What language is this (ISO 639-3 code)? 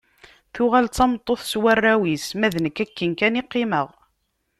kab